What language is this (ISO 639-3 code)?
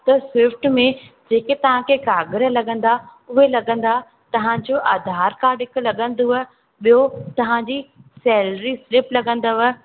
snd